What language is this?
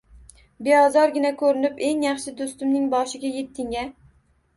Uzbek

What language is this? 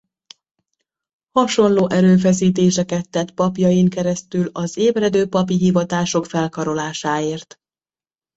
Hungarian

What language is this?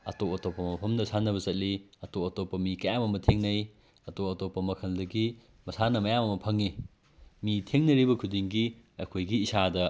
Manipuri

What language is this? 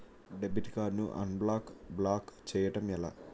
Telugu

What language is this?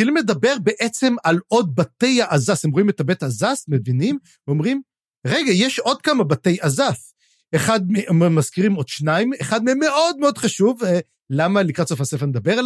Hebrew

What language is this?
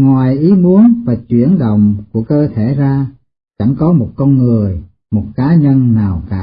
Vietnamese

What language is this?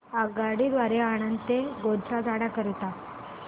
Marathi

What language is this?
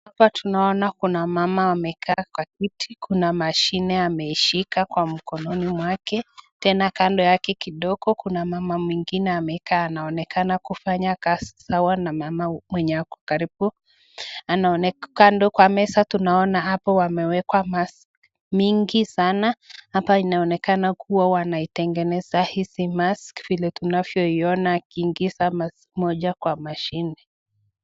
Swahili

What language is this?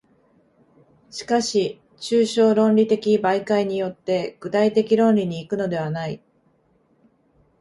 Japanese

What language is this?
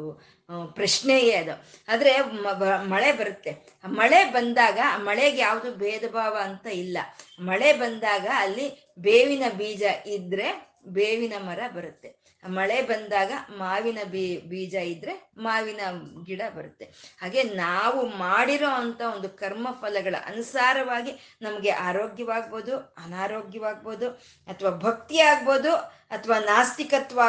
Kannada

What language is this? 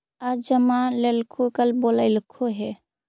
Magahi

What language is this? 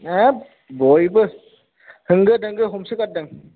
Bodo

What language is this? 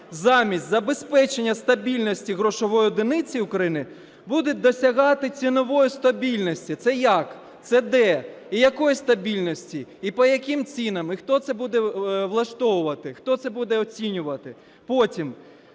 Ukrainian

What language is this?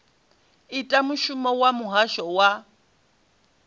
Venda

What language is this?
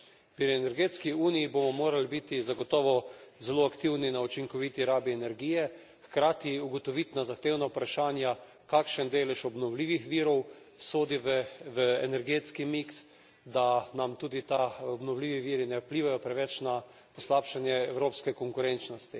Slovenian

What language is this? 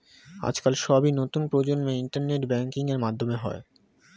Bangla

